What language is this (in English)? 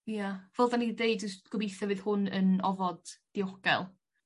Welsh